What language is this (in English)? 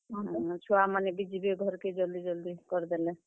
Odia